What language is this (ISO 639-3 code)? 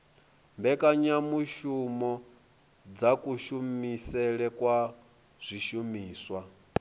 ven